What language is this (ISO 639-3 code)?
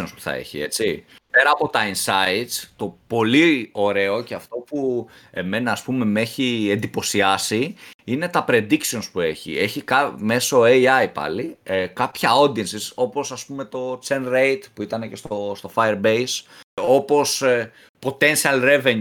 ell